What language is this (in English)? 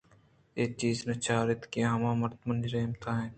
Eastern Balochi